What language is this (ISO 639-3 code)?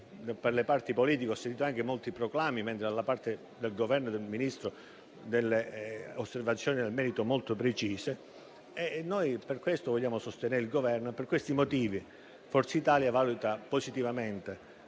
ita